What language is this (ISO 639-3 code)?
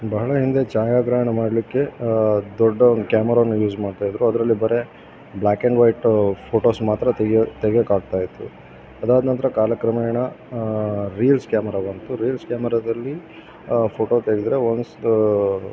kan